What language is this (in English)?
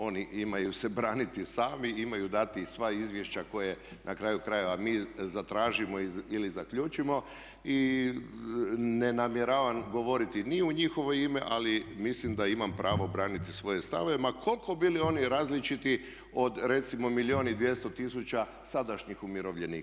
Croatian